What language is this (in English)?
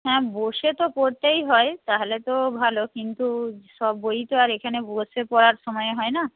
Bangla